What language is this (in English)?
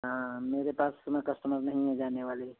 Hindi